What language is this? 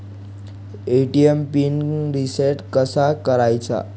Marathi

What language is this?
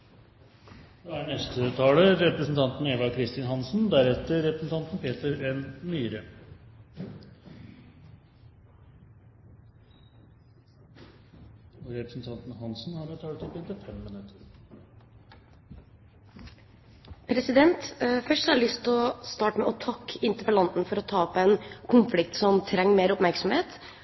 Norwegian Bokmål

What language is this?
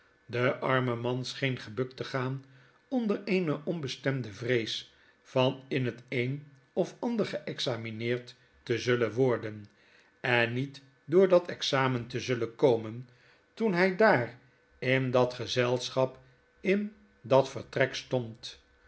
Dutch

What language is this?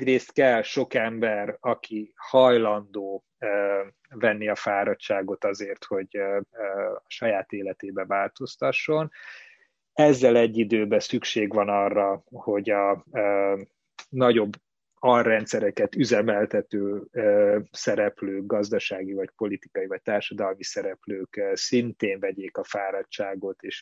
Hungarian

